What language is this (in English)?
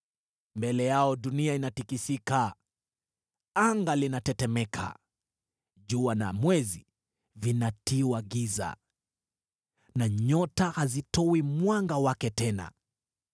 Swahili